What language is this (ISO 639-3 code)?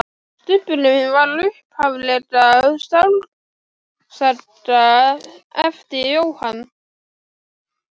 isl